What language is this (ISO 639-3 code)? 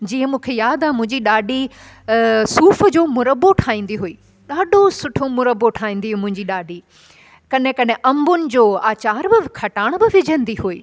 snd